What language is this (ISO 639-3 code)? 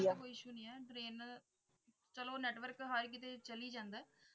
pan